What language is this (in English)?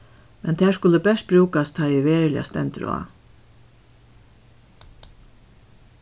Faroese